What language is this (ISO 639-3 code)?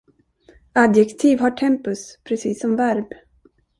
swe